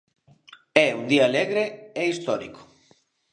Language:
Galician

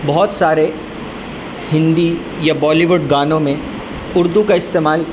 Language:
Urdu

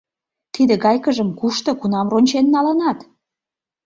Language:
Mari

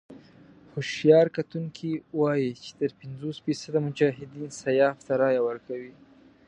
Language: Pashto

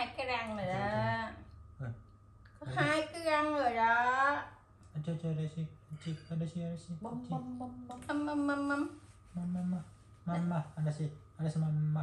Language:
Vietnamese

